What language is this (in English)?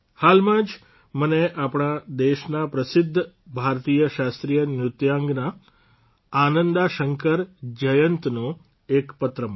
Gujarati